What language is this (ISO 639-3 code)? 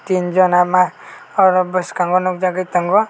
trp